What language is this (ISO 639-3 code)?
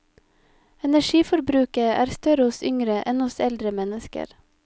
nor